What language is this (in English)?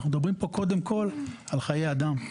Hebrew